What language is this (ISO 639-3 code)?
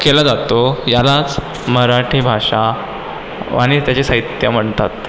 mar